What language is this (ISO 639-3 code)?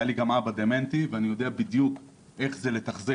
heb